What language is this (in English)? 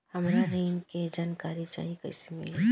Bhojpuri